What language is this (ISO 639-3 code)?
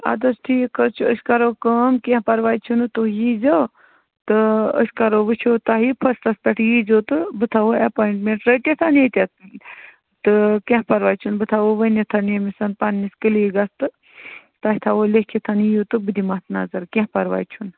kas